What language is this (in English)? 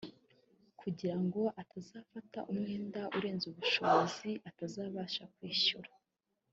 Kinyarwanda